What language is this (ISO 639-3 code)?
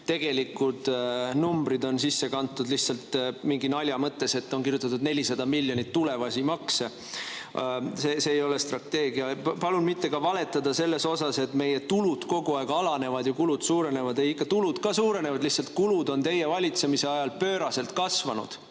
est